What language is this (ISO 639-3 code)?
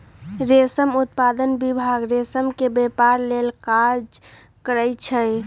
mag